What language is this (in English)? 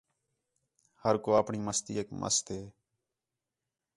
Khetrani